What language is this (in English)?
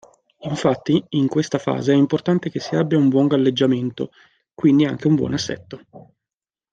Italian